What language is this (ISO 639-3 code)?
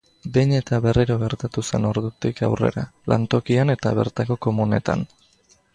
eus